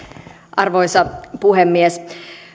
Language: Finnish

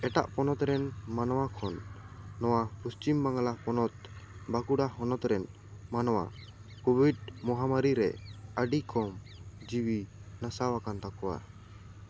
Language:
Santali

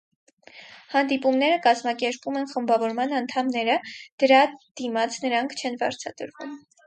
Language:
Armenian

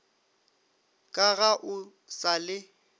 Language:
Northern Sotho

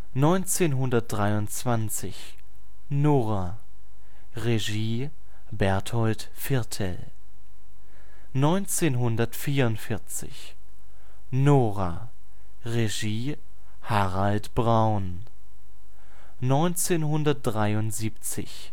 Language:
German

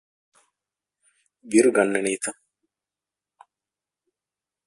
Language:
Divehi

